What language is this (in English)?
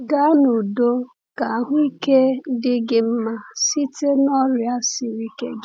Igbo